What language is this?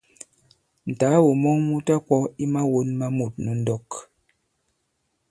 Bankon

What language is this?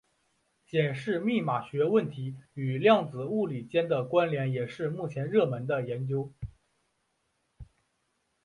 Chinese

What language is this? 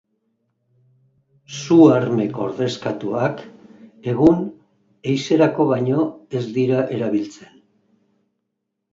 Basque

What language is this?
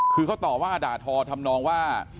Thai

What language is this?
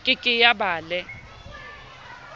Southern Sotho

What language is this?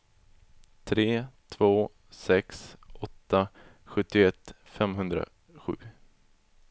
Swedish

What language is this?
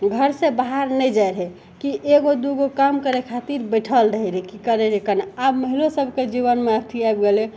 Maithili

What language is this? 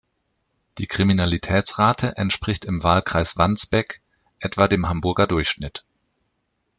German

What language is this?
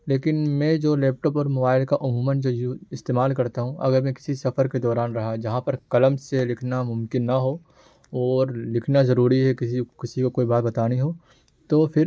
Urdu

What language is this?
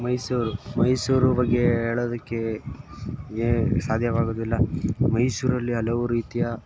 Kannada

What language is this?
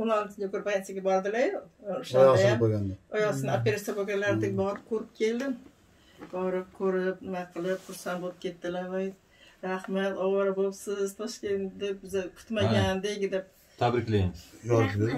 Turkish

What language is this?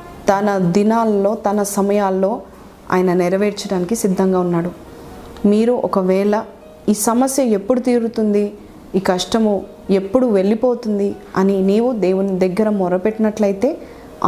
Telugu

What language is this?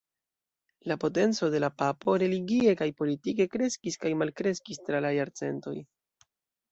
Esperanto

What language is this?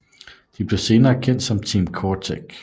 Danish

